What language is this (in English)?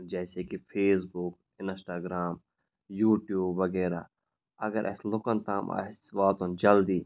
Kashmiri